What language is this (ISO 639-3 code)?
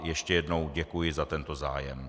ces